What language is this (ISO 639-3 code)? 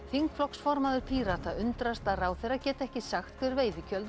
isl